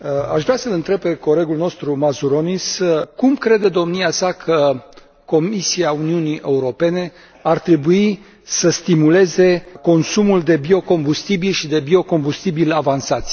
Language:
Romanian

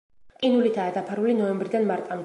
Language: Georgian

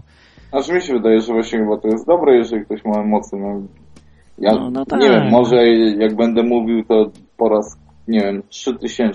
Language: Polish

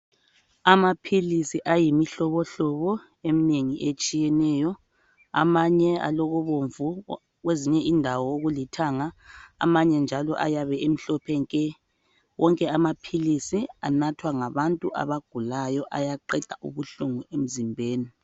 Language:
North Ndebele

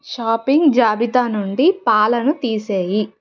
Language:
Telugu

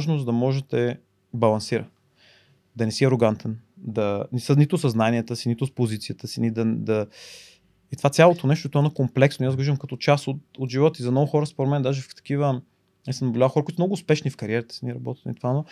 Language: Bulgarian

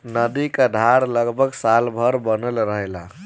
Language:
Bhojpuri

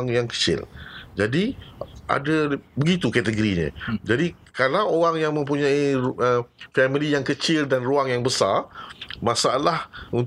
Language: Malay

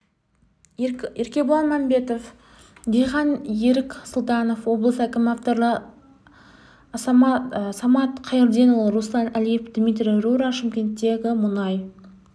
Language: Kazakh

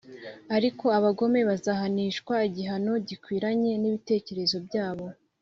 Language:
Kinyarwanda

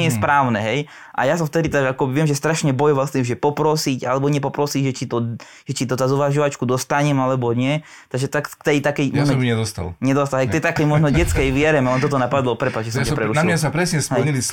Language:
Slovak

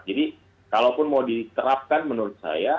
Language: Indonesian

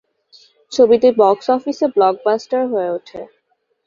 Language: Bangla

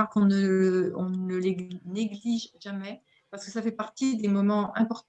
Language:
French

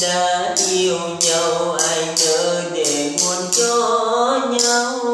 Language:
Vietnamese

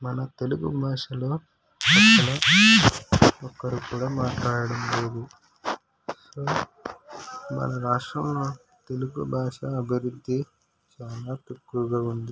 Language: Telugu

